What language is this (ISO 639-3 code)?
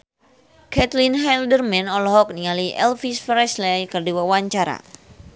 sun